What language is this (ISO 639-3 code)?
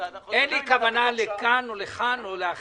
heb